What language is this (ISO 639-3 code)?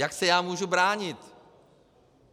ces